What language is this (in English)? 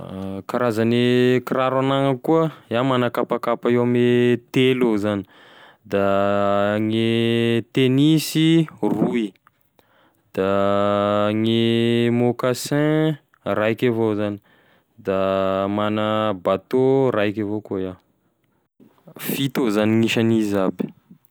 Tesaka Malagasy